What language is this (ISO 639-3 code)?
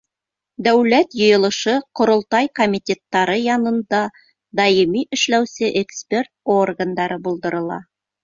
bak